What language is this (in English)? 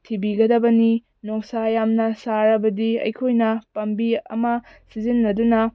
Manipuri